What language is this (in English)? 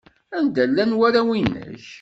Kabyle